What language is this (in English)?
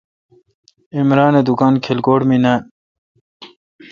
Kalkoti